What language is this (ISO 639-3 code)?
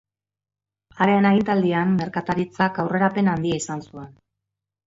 eus